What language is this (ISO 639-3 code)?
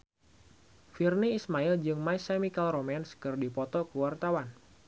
sun